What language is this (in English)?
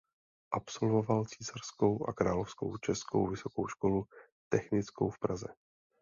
Czech